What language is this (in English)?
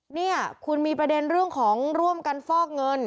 Thai